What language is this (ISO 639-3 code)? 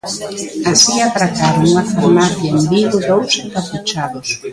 glg